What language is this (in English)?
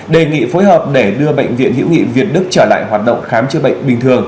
Vietnamese